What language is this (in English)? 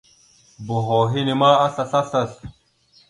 Mada (Cameroon)